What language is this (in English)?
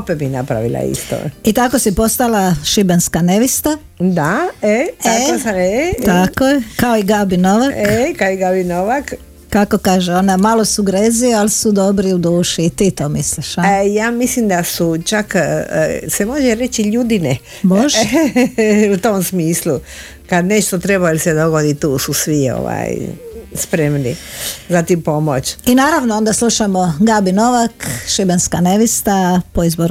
Croatian